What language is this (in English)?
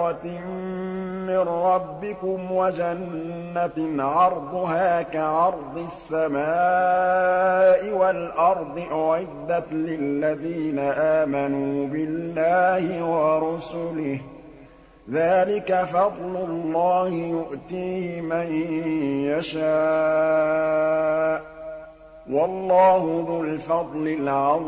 Arabic